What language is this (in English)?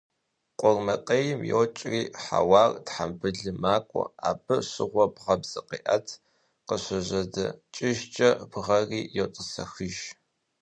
Kabardian